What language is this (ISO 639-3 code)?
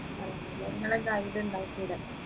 mal